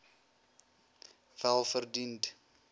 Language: Afrikaans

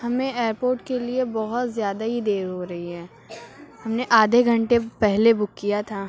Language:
Urdu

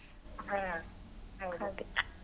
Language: Kannada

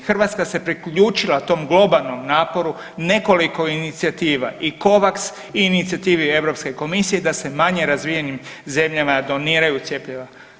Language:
Croatian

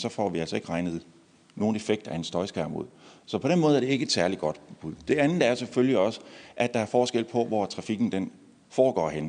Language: Danish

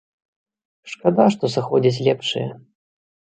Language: Belarusian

